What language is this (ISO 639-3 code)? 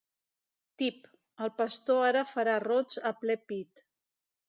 cat